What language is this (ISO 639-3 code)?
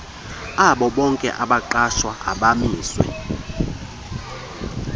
xho